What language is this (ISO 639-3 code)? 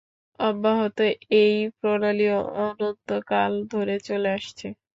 ben